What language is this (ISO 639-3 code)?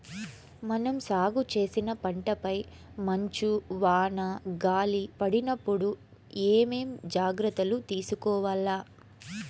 tel